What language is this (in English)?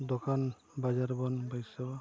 Santali